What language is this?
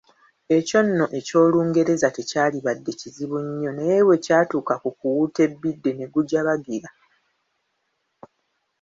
Ganda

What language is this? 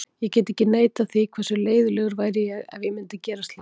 Icelandic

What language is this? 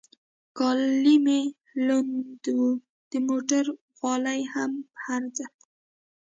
Pashto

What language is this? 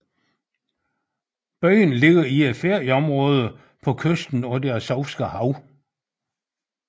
Danish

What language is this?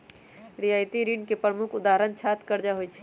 Magahi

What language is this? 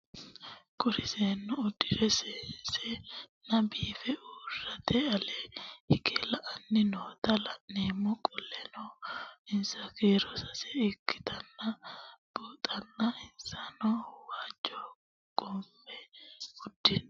Sidamo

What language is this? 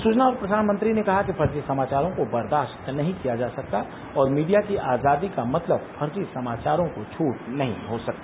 Hindi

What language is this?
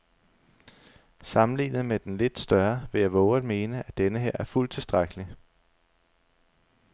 Danish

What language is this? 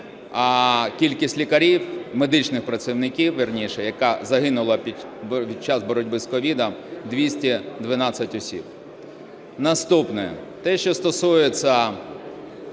Ukrainian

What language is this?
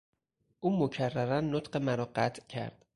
Persian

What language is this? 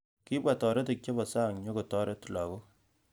Kalenjin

